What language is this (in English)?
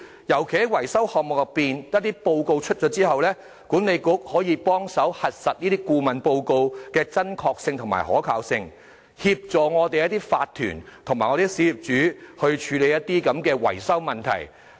Cantonese